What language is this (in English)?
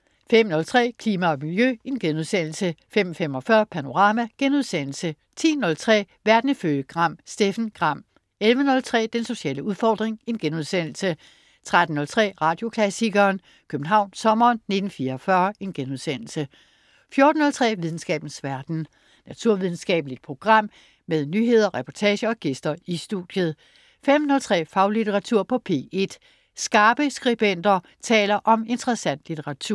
Danish